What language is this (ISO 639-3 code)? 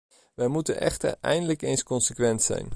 nld